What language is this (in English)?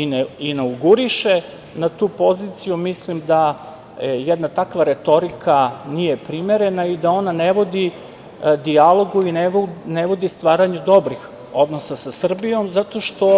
Serbian